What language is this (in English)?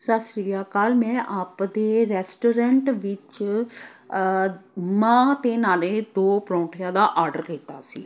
Punjabi